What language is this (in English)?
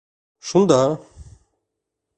Bashkir